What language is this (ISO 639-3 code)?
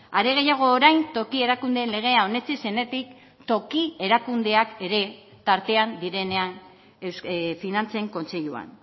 eus